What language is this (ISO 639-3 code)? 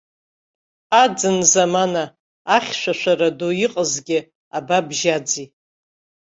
abk